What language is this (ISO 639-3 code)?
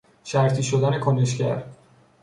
fas